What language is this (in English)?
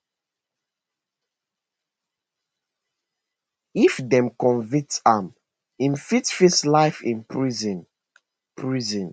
Nigerian Pidgin